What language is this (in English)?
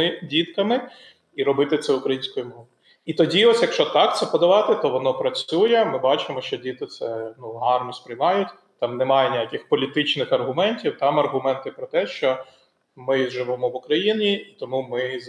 Ukrainian